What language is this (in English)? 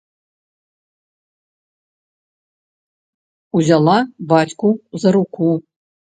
Belarusian